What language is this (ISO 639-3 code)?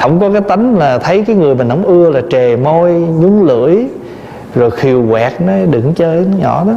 vie